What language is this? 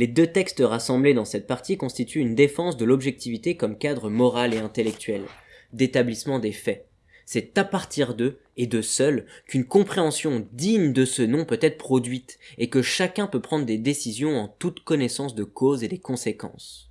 French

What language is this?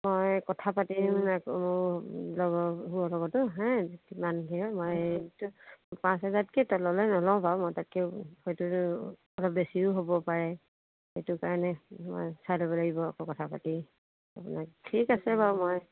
Assamese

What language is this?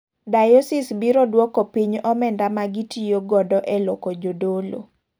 Luo (Kenya and Tanzania)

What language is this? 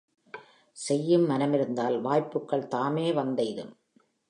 Tamil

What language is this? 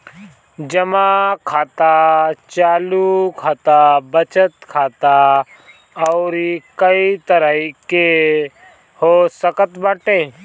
Bhojpuri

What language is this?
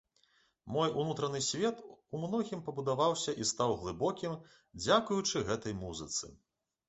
Belarusian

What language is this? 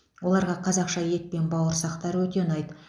Kazakh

